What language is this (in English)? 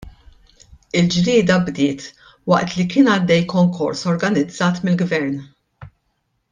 Maltese